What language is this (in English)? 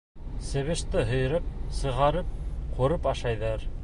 Bashkir